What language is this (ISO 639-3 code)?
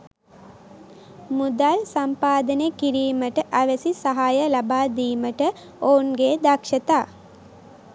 sin